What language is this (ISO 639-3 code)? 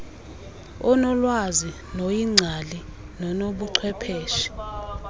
xho